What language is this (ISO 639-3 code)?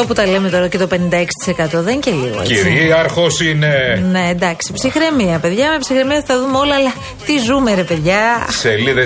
ell